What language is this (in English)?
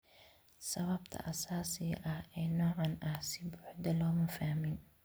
Somali